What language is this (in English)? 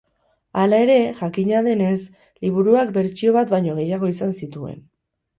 Basque